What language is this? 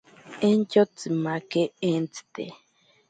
Ashéninka Perené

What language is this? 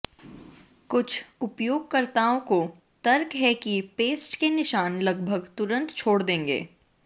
Hindi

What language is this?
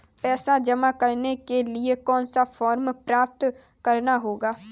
Hindi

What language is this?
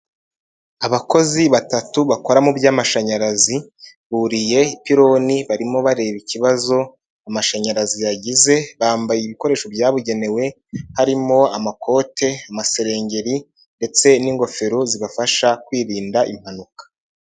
Kinyarwanda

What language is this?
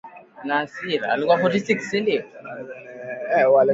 Swahili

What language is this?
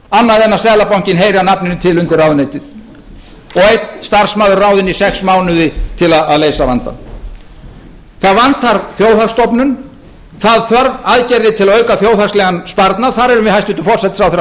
Icelandic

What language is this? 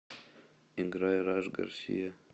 Russian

